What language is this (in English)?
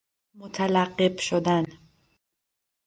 Persian